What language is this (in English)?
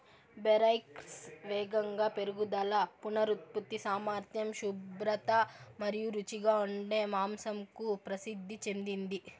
Telugu